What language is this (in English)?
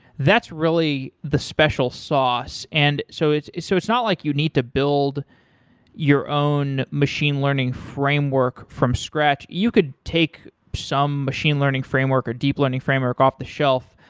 English